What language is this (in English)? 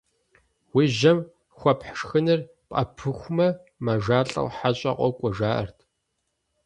Kabardian